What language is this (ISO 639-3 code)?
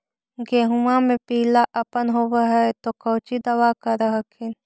mag